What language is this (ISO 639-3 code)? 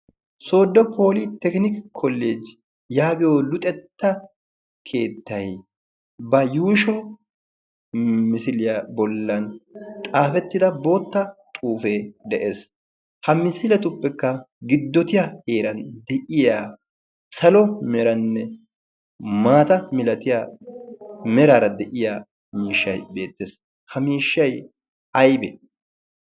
wal